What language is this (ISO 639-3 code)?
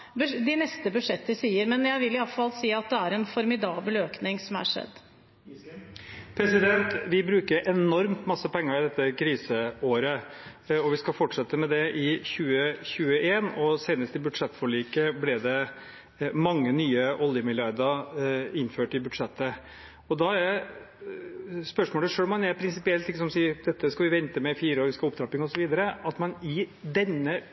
nob